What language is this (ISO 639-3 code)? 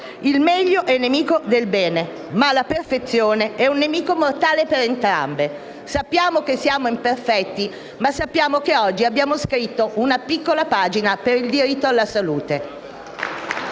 ita